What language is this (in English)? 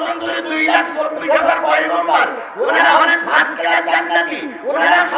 Indonesian